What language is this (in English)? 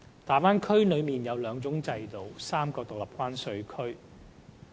Cantonese